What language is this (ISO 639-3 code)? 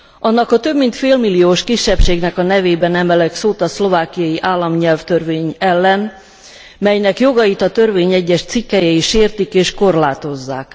hun